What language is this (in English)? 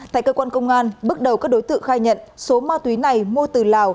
Vietnamese